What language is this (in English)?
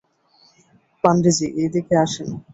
Bangla